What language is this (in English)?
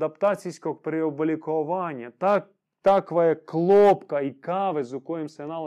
Croatian